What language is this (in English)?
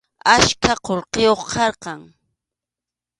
Arequipa-La Unión Quechua